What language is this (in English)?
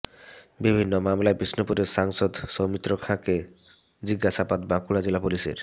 Bangla